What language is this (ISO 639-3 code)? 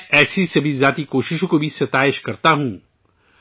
urd